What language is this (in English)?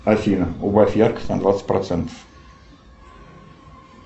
Russian